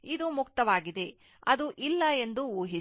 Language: Kannada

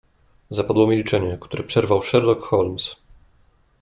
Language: Polish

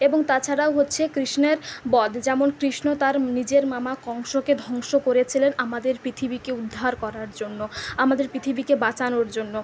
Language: Bangla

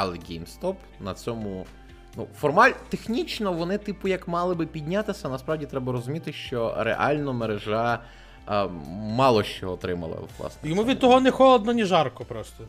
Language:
Ukrainian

